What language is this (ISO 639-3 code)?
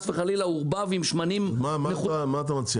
heb